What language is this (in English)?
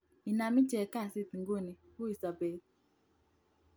Kalenjin